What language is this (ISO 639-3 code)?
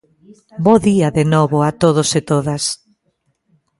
glg